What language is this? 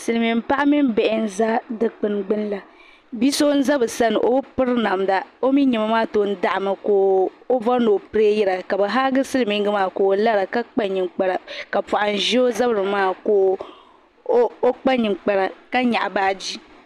Dagbani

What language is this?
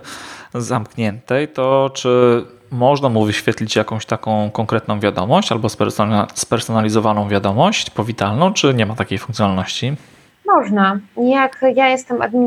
Polish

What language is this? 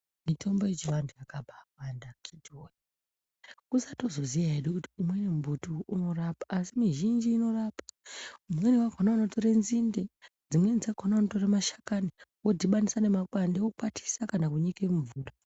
Ndau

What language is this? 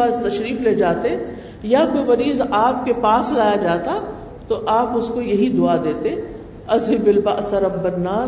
Urdu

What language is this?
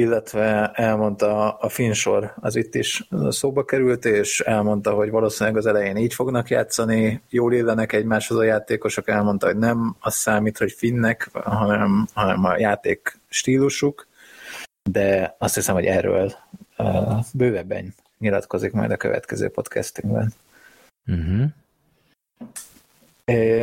Hungarian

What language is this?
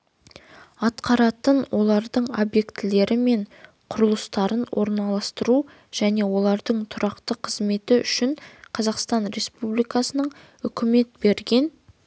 Kazakh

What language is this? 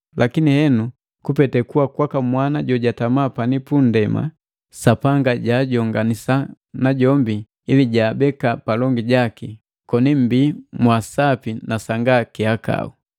Matengo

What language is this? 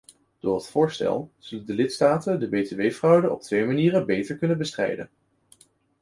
Dutch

